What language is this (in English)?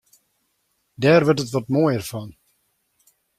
Western Frisian